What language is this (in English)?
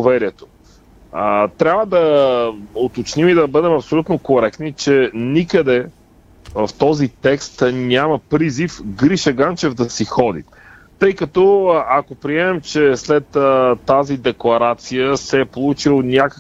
Bulgarian